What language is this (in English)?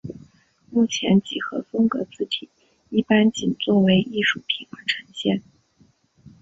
Chinese